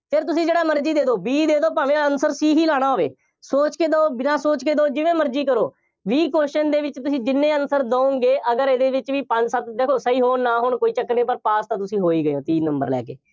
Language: Punjabi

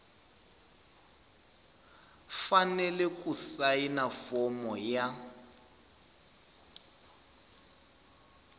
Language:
Tsonga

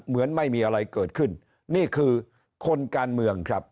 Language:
Thai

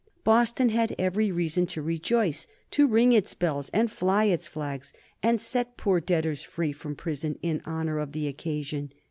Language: English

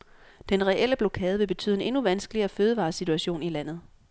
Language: Danish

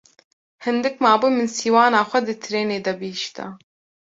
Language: Kurdish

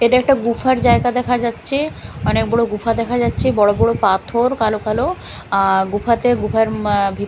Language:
Bangla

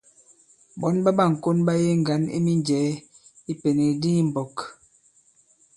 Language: Bankon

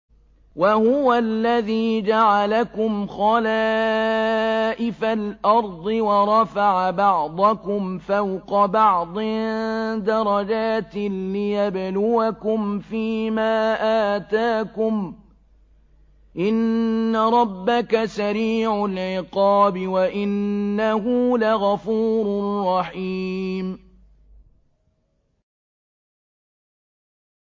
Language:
Arabic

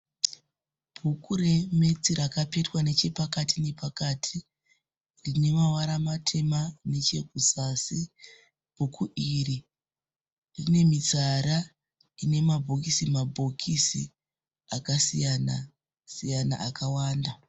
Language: Shona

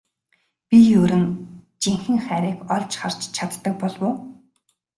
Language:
Mongolian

